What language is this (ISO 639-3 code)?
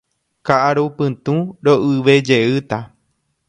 grn